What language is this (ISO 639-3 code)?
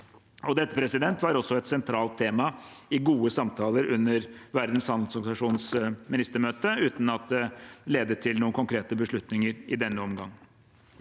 nor